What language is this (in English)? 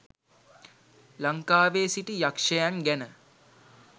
Sinhala